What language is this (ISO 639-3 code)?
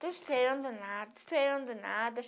por